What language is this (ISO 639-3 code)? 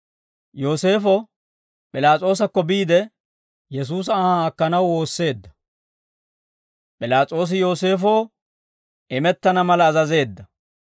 dwr